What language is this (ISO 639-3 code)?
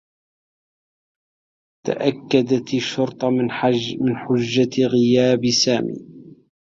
ara